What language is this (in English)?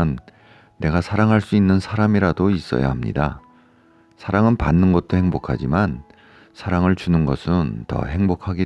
Korean